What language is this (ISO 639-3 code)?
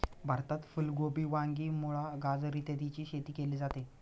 mar